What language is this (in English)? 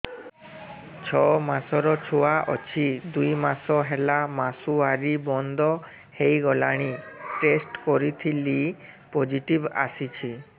Odia